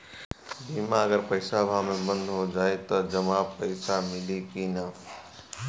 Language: Bhojpuri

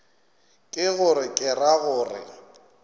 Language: Northern Sotho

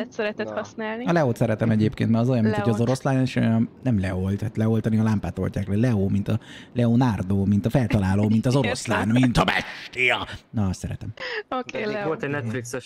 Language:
Hungarian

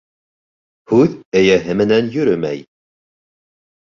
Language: Bashkir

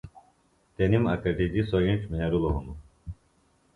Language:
Phalura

